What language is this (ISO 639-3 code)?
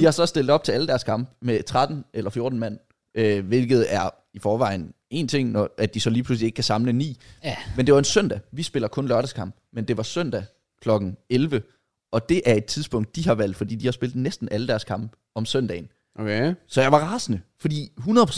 dan